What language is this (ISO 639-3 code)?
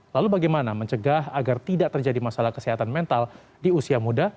ind